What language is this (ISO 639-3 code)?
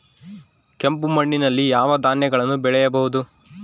kan